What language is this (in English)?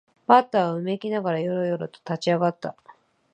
Japanese